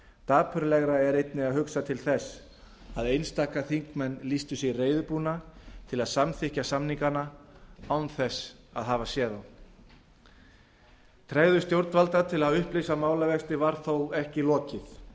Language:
Icelandic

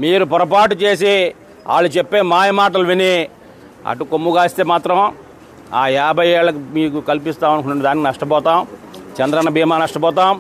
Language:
Telugu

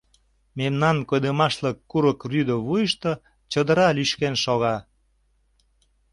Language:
Mari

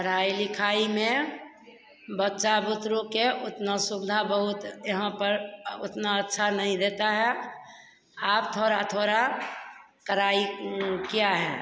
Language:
Hindi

